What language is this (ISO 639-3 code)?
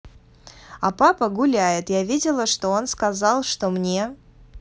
rus